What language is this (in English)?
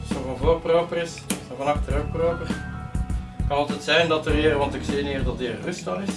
Dutch